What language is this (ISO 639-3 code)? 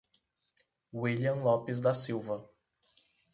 por